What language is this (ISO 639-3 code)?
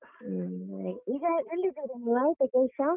kan